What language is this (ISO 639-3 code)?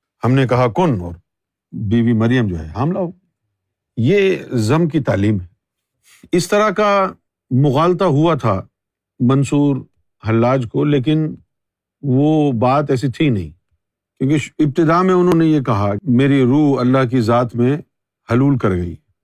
urd